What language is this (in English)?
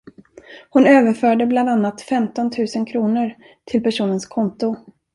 Swedish